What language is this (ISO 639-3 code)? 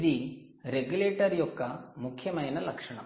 tel